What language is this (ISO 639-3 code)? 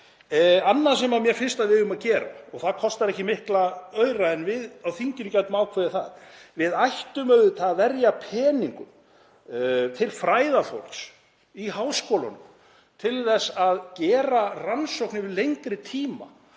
isl